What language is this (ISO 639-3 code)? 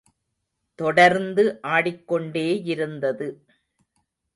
tam